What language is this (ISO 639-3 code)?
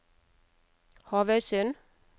nor